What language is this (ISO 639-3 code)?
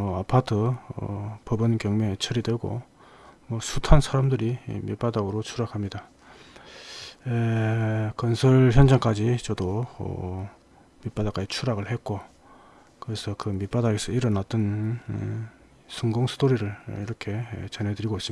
kor